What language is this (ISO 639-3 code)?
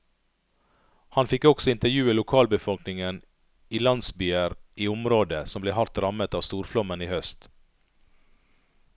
nor